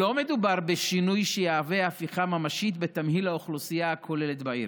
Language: Hebrew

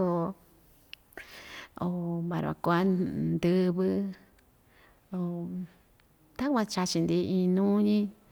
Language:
Ixtayutla Mixtec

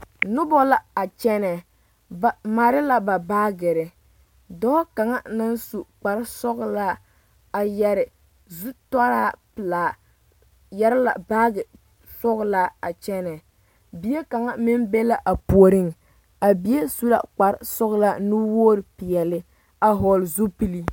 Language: Southern Dagaare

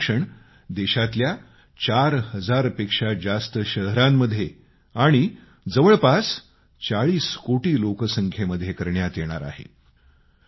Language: Marathi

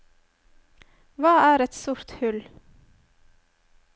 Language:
Norwegian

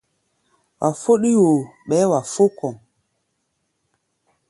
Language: Gbaya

